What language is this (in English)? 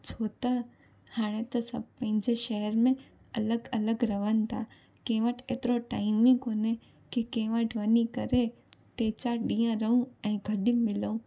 Sindhi